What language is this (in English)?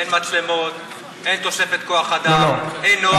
Hebrew